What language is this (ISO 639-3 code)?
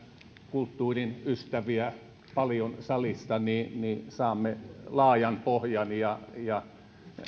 fin